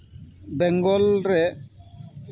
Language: Santali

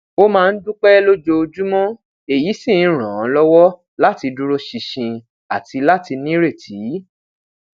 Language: Yoruba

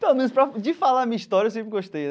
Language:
Portuguese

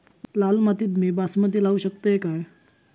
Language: Marathi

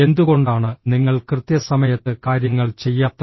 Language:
Malayalam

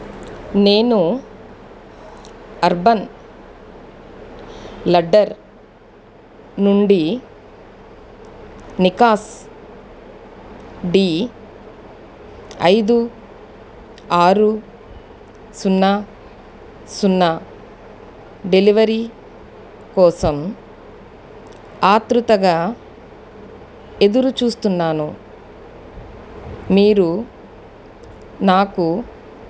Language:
Telugu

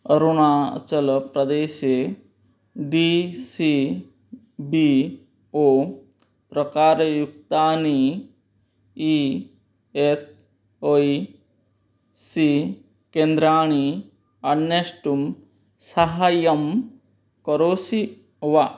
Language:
Sanskrit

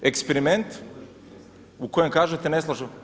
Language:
Croatian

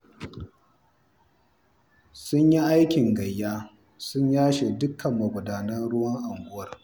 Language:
Hausa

